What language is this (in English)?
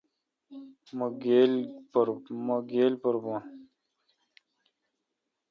Kalkoti